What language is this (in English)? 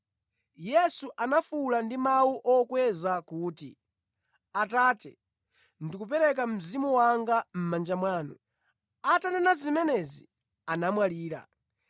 Nyanja